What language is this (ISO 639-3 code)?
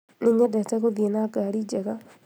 kik